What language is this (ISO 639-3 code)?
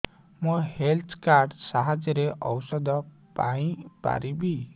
ori